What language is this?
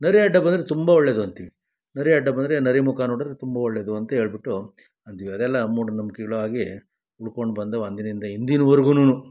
Kannada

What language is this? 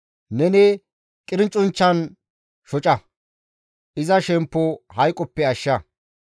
Gamo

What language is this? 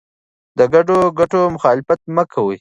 Pashto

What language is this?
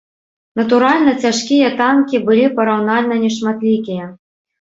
Belarusian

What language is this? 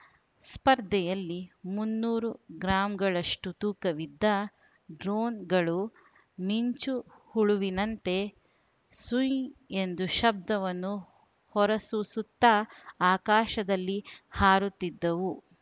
Kannada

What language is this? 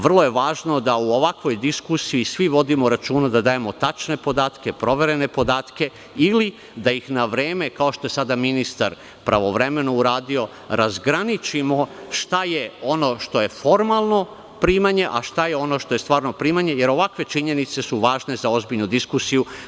Serbian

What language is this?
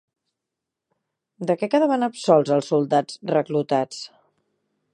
Catalan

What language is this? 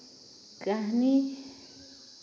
Santali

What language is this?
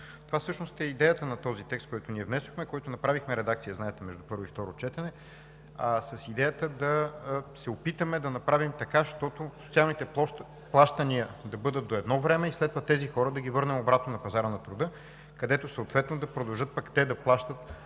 Bulgarian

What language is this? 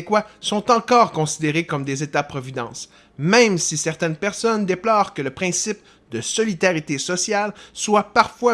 French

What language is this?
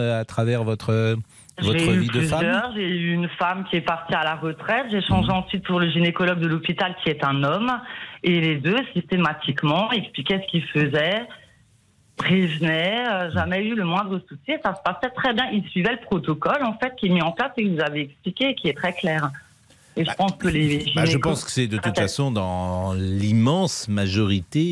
French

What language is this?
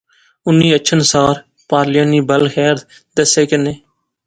Pahari-Potwari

